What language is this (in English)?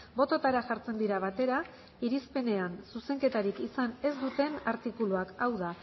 Basque